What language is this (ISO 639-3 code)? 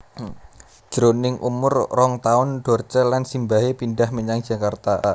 jav